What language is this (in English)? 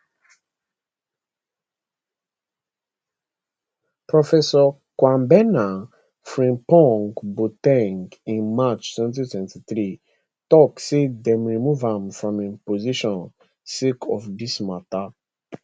Nigerian Pidgin